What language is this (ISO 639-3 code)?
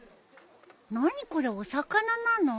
jpn